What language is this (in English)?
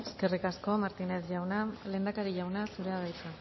Basque